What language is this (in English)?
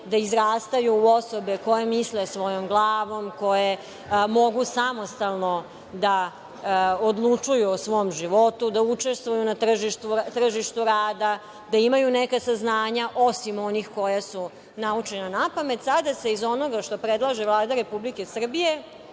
Serbian